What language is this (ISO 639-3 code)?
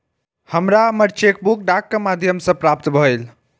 mai